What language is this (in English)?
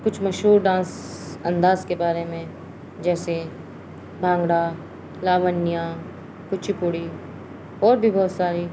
Urdu